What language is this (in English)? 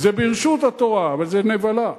Hebrew